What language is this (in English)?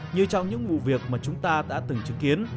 Vietnamese